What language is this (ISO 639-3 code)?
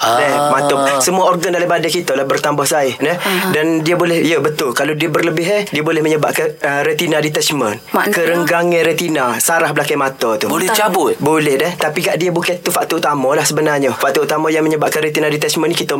msa